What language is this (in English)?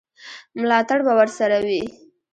Pashto